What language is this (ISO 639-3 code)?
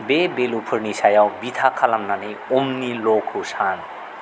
brx